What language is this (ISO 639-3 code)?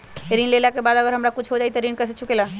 mag